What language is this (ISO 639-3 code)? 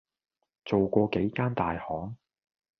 yue